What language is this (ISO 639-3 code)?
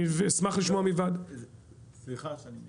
heb